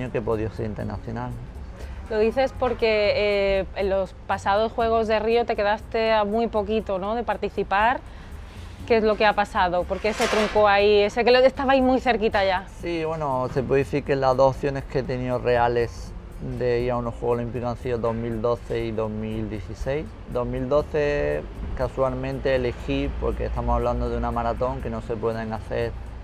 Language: Spanish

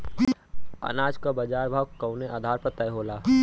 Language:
Bhojpuri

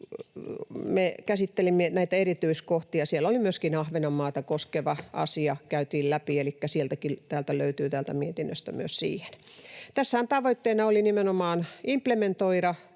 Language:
Finnish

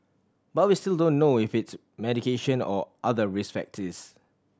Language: English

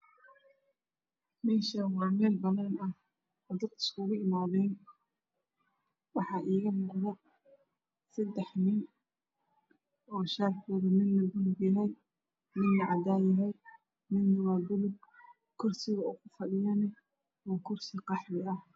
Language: Somali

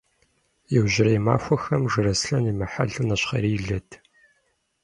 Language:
Kabardian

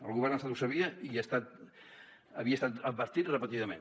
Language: Catalan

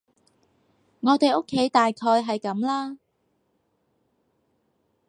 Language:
Cantonese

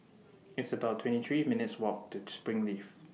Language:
English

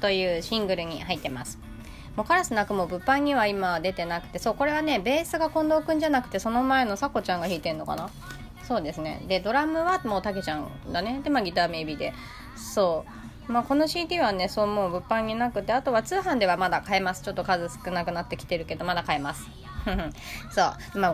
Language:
Japanese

